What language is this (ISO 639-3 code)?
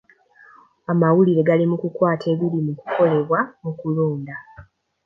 lug